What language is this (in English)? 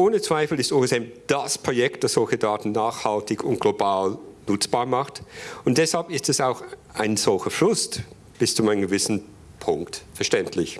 German